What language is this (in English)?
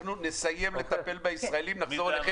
Hebrew